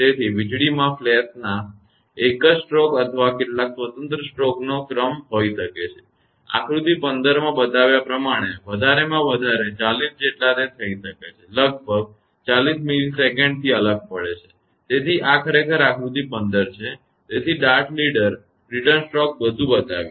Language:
Gujarati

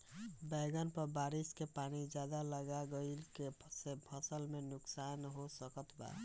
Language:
Bhojpuri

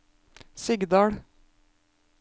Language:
Norwegian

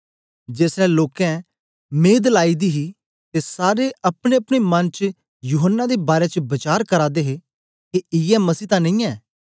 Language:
Dogri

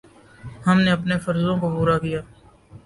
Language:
Urdu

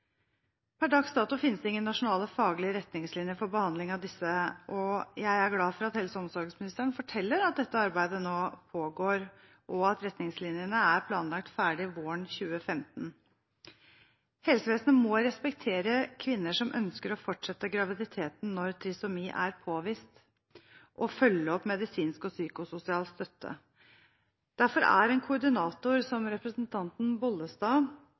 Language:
Norwegian Bokmål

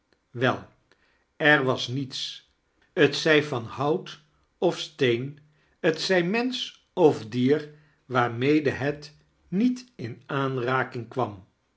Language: Dutch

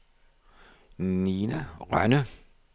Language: Danish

